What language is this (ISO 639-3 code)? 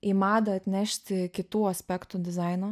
lit